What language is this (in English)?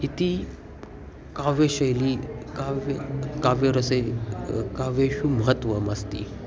Sanskrit